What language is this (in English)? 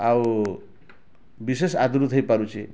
Odia